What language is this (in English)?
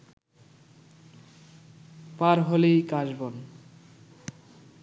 Bangla